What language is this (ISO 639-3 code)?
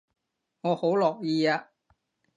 yue